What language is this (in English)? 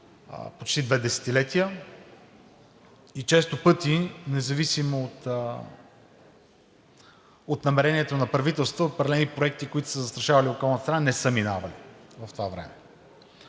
Bulgarian